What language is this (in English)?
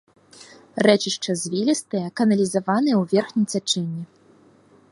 Belarusian